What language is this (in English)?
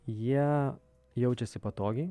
Lithuanian